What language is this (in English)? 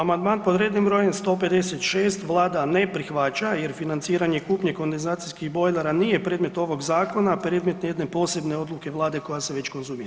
Croatian